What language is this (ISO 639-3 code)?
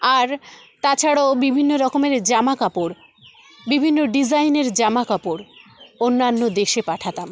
ben